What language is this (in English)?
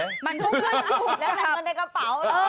Thai